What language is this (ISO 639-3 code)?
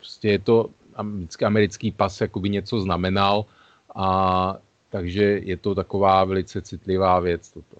ces